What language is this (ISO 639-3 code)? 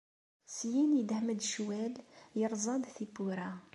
kab